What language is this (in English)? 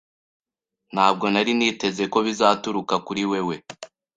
Kinyarwanda